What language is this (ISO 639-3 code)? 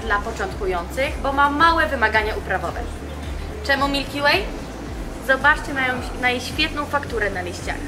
pol